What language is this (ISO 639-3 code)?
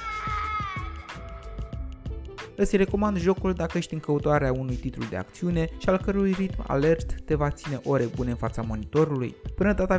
ron